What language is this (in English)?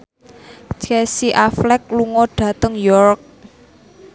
Javanese